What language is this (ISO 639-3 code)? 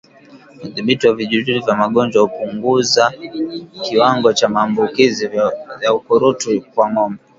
swa